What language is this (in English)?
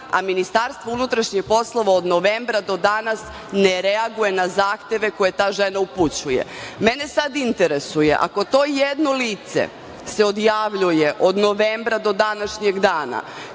Serbian